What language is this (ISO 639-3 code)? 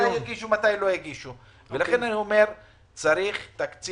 heb